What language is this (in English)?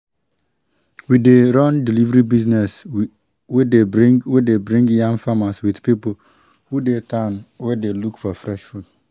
Nigerian Pidgin